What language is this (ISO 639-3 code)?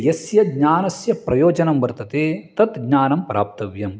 san